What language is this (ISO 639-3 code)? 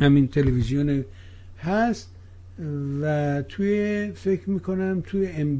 fas